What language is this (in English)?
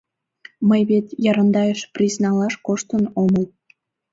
Mari